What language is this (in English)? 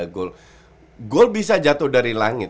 Indonesian